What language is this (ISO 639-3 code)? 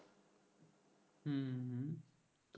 ben